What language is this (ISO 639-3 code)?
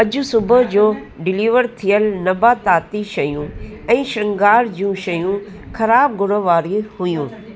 snd